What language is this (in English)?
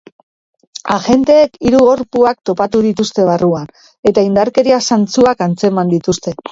Basque